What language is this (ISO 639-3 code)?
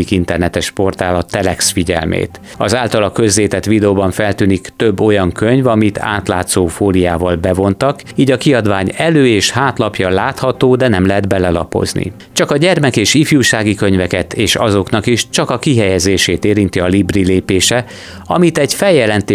hun